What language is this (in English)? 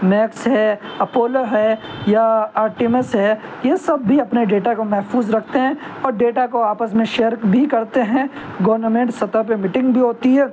Urdu